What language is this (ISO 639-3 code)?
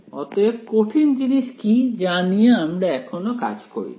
ben